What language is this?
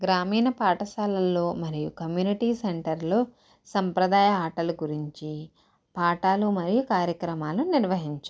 Telugu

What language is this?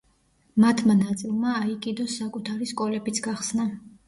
Georgian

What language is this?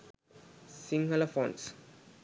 Sinhala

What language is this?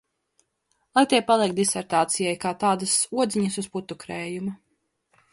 Latvian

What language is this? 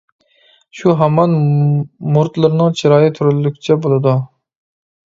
Uyghur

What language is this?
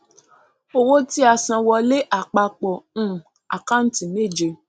Yoruba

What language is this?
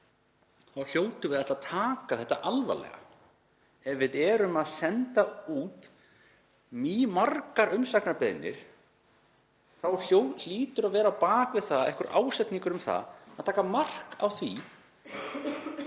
Icelandic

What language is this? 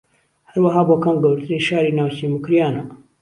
Central Kurdish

